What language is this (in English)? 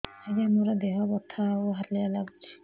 Odia